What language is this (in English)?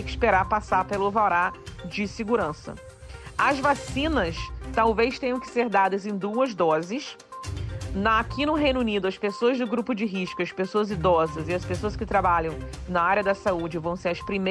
Portuguese